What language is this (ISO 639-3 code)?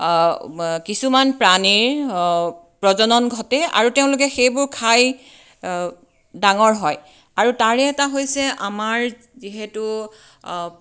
asm